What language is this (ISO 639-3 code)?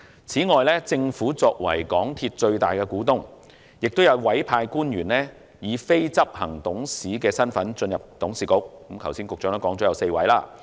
yue